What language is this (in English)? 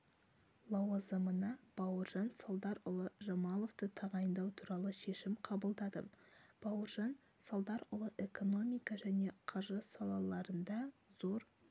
Kazakh